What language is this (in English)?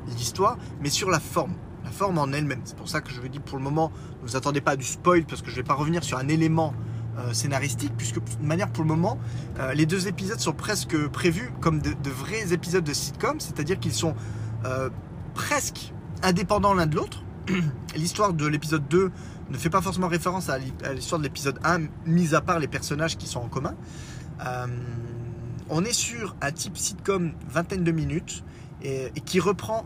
French